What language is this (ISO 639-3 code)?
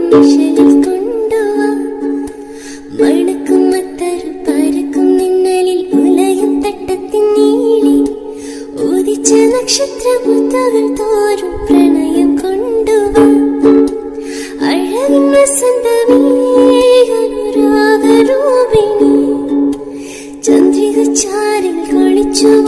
tur